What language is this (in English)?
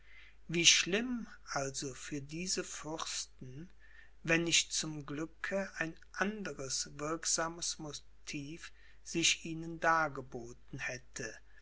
German